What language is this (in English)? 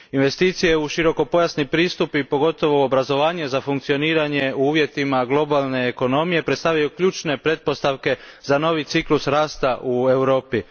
Croatian